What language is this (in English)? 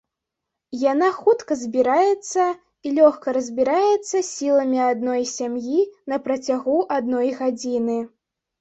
Belarusian